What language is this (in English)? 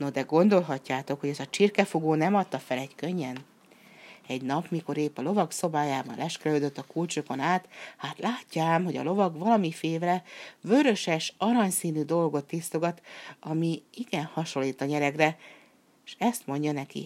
Hungarian